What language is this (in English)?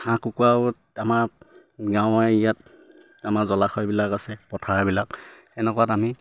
Assamese